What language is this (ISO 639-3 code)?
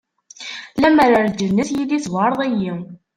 kab